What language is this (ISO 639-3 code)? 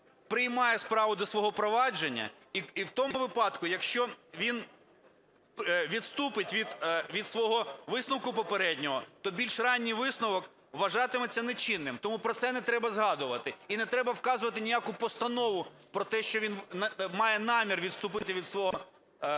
ukr